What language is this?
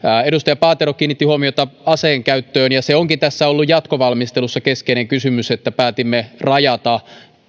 Finnish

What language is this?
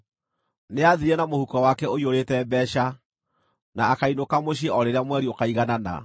Kikuyu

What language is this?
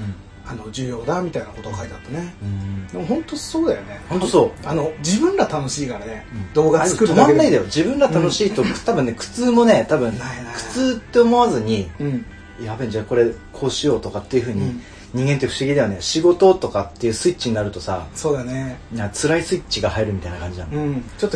Japanese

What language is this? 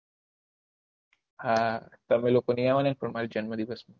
Gujarati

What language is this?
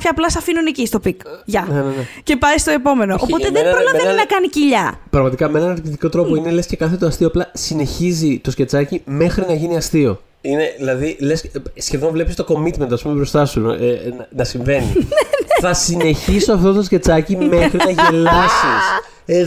Greek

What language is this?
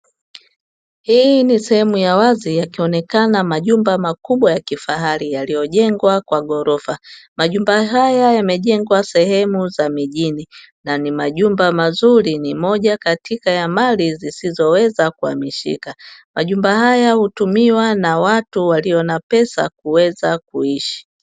Swahili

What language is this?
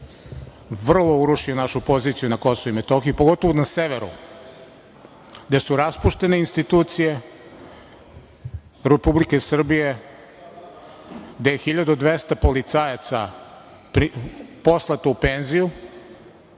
Serbian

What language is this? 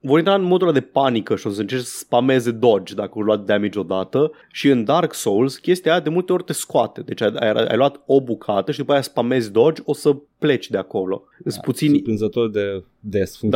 Romanian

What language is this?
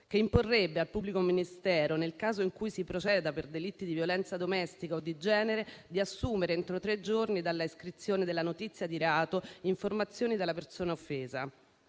Italian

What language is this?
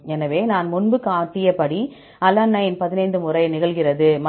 Tamil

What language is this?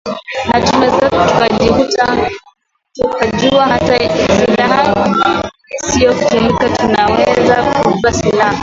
Swahili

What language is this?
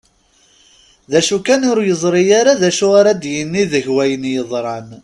Kabyle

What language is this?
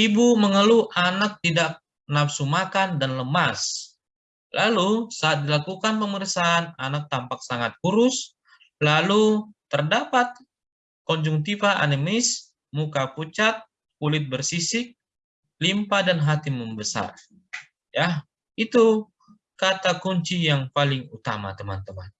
Indonesian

